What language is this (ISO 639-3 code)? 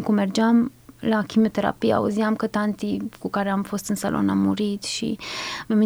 ron